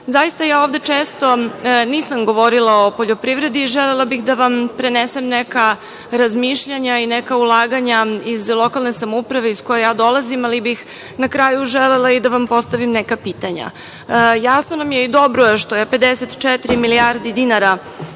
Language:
Serbian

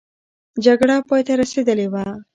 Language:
Pashto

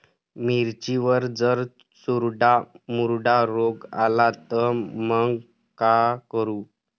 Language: Marathi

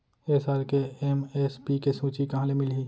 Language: Chhattisgarhi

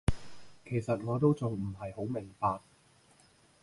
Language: Cantonese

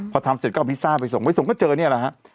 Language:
Thai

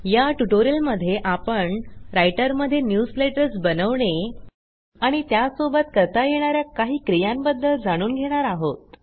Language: Marathi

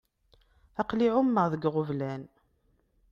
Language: Kabyle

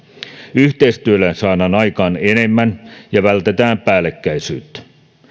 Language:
Finnish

